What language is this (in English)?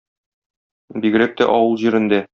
Tatar